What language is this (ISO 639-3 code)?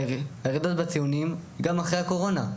heb